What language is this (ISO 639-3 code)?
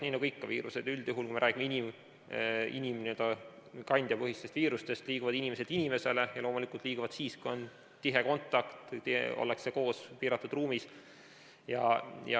est